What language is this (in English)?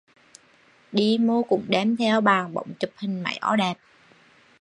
Vietnamese